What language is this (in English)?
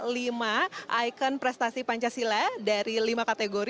Indonesian